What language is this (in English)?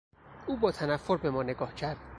Persian